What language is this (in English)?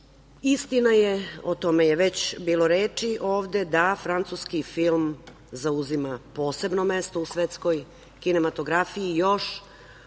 Serbian